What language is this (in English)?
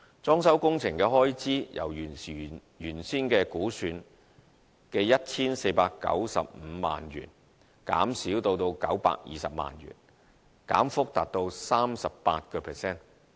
Cantonese